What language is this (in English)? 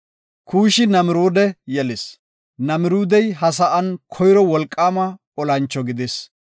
Gofa